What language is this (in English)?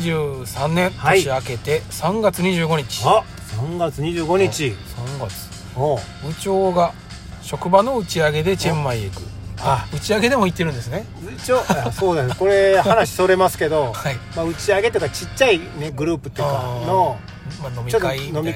Japanese